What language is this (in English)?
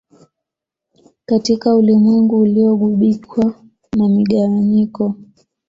Swahili